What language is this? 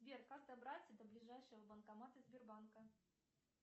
Russian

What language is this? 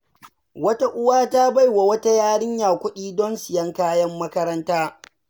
Hausa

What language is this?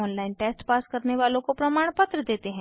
Hindi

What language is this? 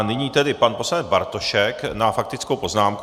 Czech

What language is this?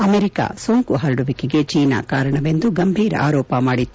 Kannada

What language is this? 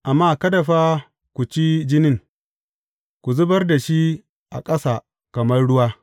Hausa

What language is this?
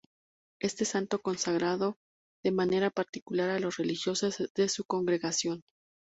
Spanish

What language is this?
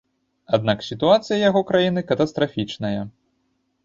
Belarusian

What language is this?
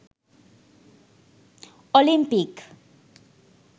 Sinhala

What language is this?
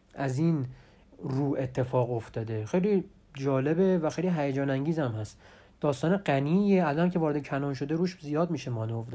Persian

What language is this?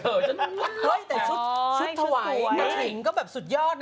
Thai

